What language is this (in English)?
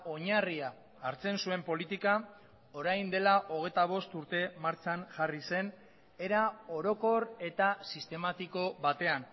Basque